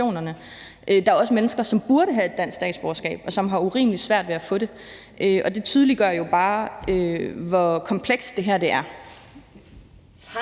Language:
Danish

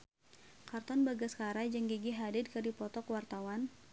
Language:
Sundanese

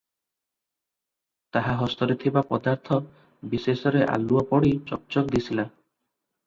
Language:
Odia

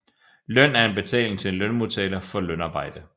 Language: Danish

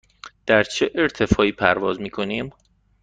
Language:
Persian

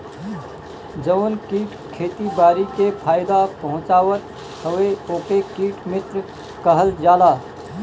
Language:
Bhojpuri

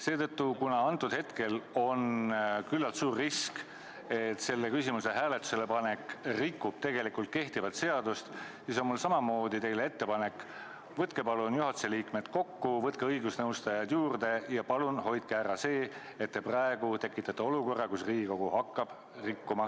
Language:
Estonian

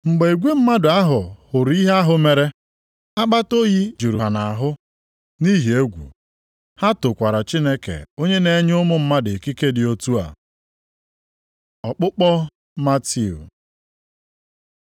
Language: Igbo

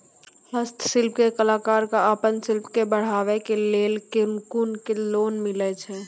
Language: Maithili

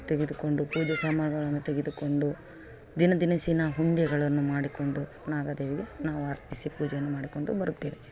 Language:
Kannada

